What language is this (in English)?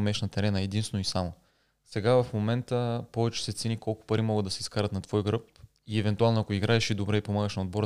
Bulgarian